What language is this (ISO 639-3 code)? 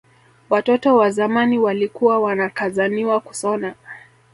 swa